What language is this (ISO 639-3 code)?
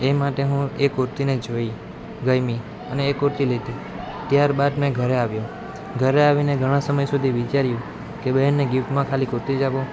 guj